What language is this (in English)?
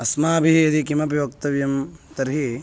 Sanskrit